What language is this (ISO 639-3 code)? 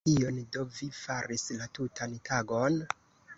epo